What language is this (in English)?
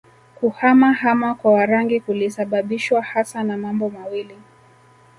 Swahili